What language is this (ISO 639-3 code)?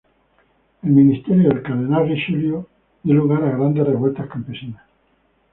spa